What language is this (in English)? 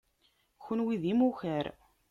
Kabyle